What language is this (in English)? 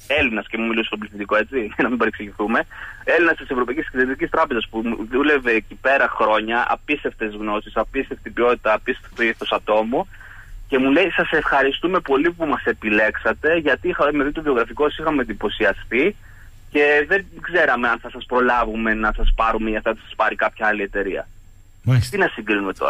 Greek